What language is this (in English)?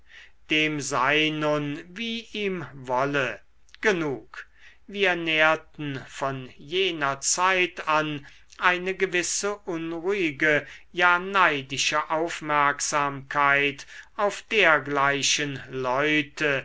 German